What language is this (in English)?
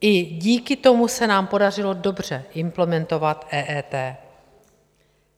Czech